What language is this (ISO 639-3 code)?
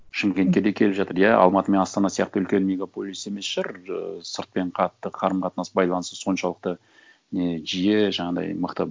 kaz